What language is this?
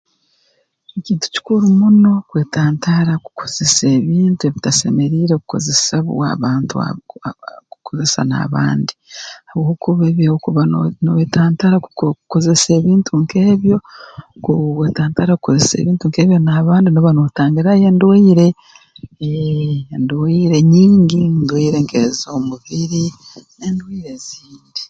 Tooro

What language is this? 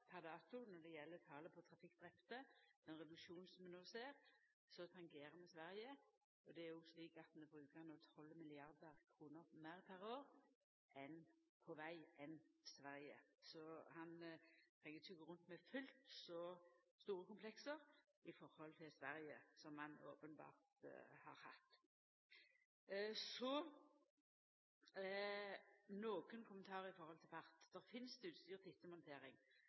Norwegian Nynorsk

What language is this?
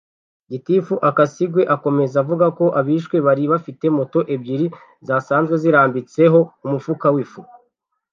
Kinyarwanda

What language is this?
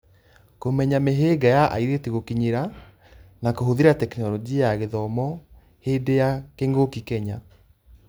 Kikuyu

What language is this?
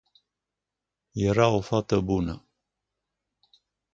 Romanian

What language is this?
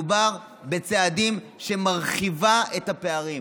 Hebrew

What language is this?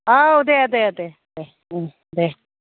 Bodo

